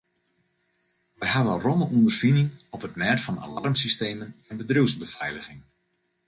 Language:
Western Frisian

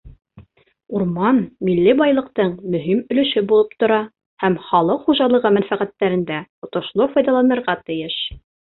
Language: Bashkir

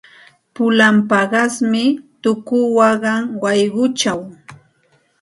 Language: Santa Ana de Tusi Pasco Quechua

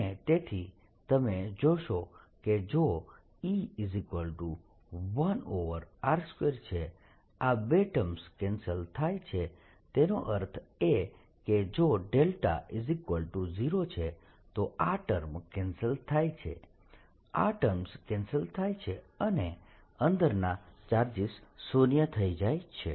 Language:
Gujarati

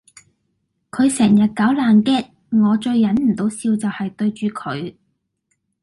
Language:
Cantonese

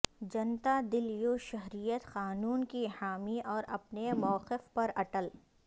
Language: Urdu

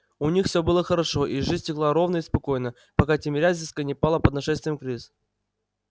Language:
Russian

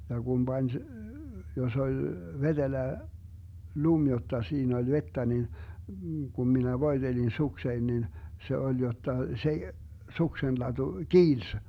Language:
Finnish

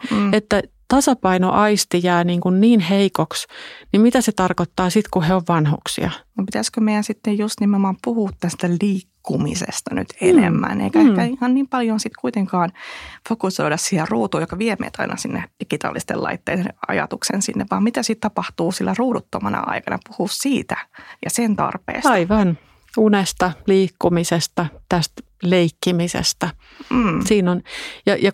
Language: Finnish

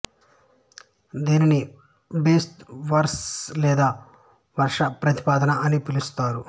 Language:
Telugu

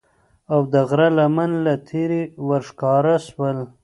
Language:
Pashto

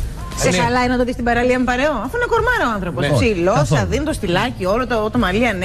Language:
Greek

